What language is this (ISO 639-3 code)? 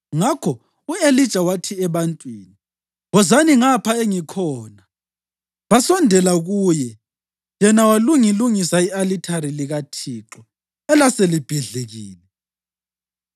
nde